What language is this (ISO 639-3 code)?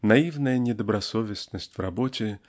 rus